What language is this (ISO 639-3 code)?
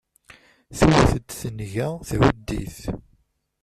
kab